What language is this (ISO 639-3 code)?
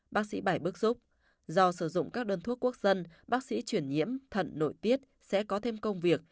vie